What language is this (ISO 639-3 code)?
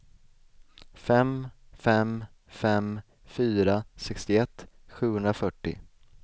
swe